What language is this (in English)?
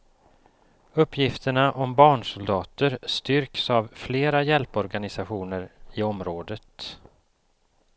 Swedish